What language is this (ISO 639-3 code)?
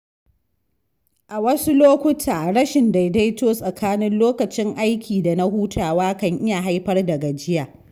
hau